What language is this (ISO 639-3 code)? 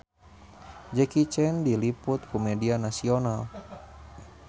sun